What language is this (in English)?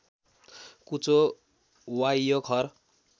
Nepali